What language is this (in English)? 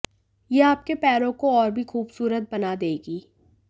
Hindi